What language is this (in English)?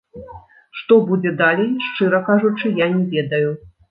Belarusian